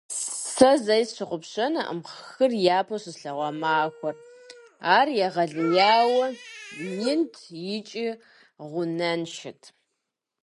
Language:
Kabardian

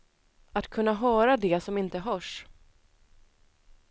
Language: Swedish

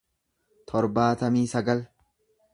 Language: Oromo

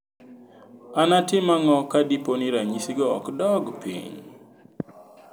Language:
Luo (Kenya and Tanzania)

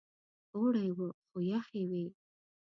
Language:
Pashto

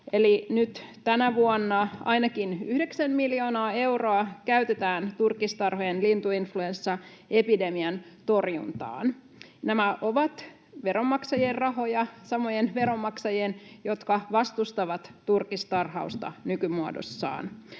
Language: Finnish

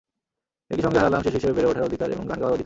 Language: Bangla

